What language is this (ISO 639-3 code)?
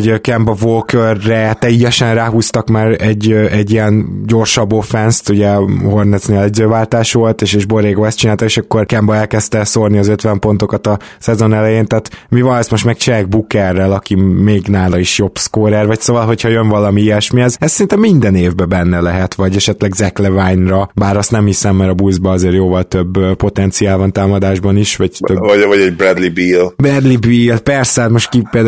hun